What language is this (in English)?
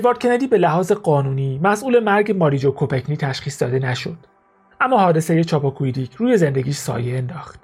Persian